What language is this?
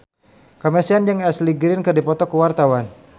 Sundanese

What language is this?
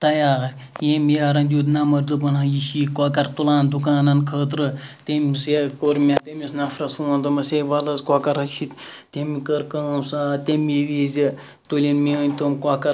Kashmiri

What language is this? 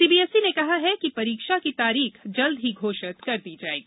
Hindi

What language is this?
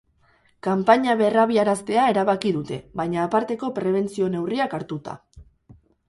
Basque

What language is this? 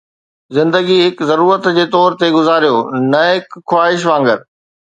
Sindhi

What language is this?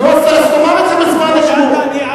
Hebrew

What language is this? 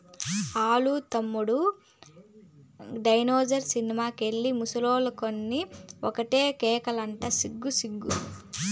Telugu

